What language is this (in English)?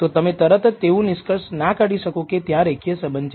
Gujarati